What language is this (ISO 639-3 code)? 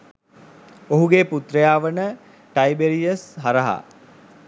sin